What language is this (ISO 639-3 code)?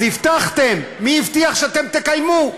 heb